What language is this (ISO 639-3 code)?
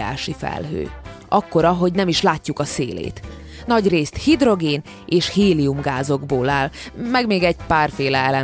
hun